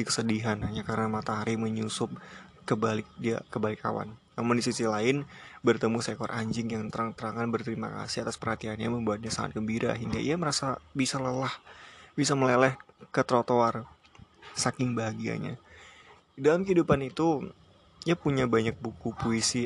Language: Indonesian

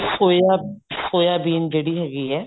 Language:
Punjabi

